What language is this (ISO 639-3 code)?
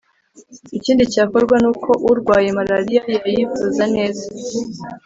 kin